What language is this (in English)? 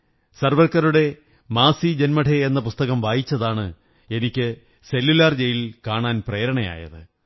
Malayalam